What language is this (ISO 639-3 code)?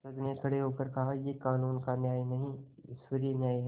hin